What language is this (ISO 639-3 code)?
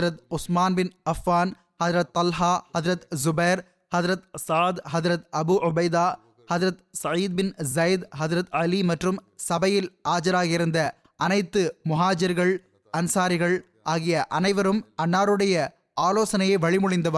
tam